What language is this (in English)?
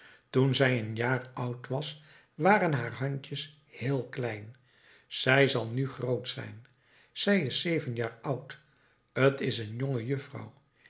Dutch